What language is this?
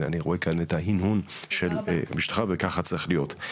Hebrew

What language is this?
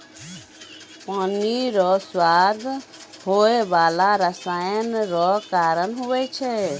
Maithili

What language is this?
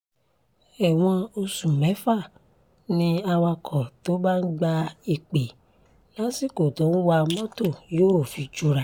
Yoruba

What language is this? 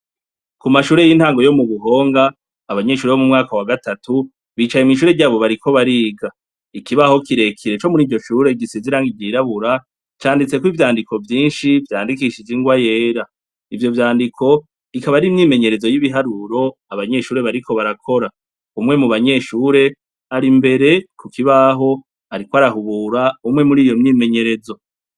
Rundi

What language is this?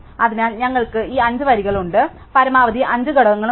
Malayalam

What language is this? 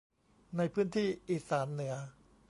Thai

